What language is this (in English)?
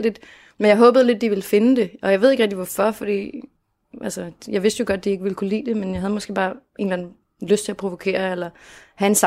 Danish